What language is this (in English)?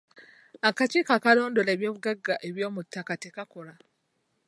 Ganda